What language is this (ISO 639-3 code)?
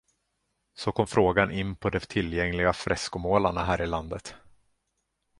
swe